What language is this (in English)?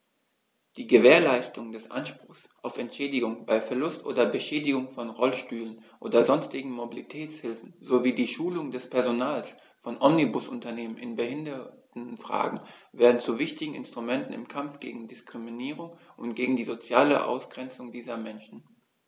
German